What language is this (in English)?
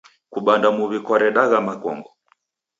Taita